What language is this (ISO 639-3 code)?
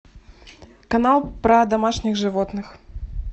rus